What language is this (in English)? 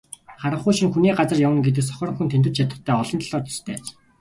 Mongolian